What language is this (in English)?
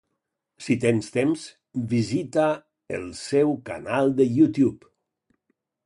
Catalan